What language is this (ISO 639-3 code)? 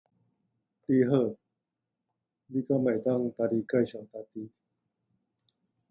nan